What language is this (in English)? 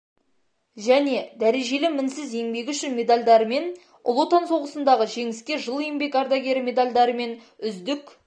Kazakh